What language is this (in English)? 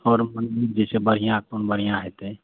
Maithili